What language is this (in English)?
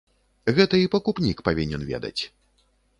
Belarusian